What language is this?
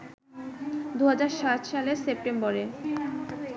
Bangla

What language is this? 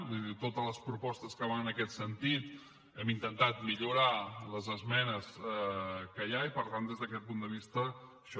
Catalan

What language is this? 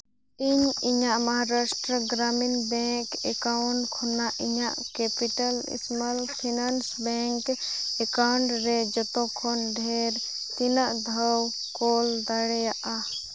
Santali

